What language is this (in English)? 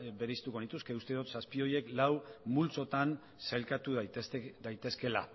Basque